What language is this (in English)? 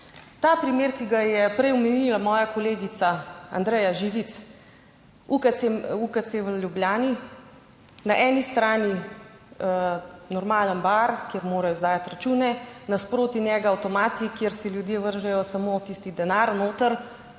Slovenian